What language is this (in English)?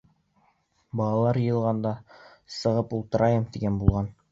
Bashkir